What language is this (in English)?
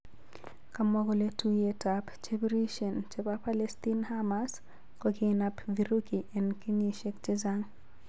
Kalenjin